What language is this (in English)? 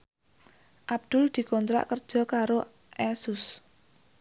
Javanese